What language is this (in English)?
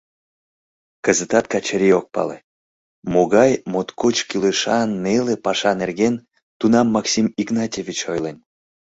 Mari